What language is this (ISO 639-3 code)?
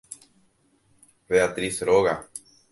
grn